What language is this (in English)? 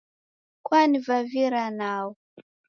Taita